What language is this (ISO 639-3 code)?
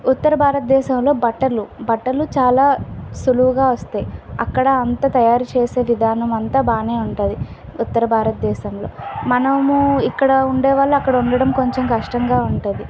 tel